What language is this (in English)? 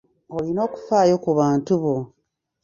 Ganda